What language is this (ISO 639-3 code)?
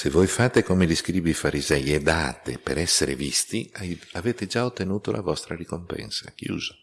ita